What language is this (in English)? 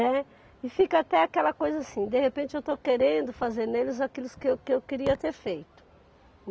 Portuguese